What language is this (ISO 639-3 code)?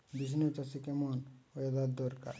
ben